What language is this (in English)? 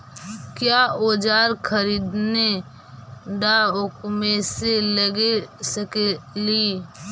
Magahi